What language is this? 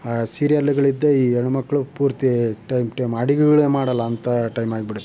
Kannada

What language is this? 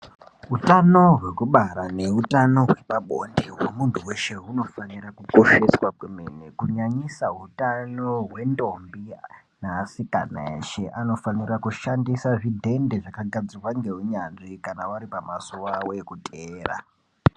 Ndau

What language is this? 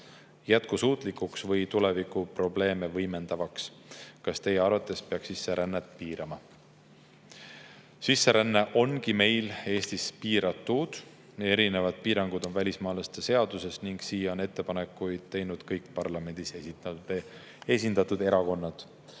Estonian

